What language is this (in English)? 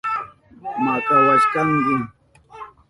Southern Pastaza Quechua